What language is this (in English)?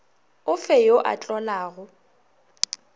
Northern Sotho